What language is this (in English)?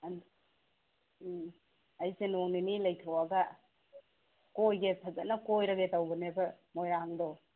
Manipuri